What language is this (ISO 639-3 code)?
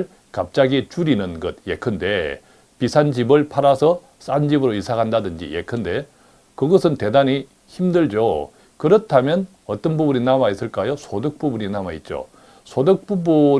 kor